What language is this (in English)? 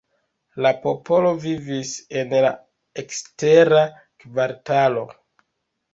Esperanto